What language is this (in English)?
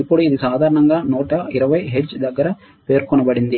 Telugu